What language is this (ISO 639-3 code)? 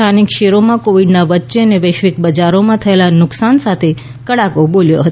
guj